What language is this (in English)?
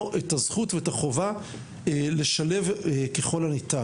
Hebrew